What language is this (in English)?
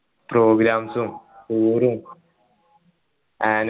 Malayalam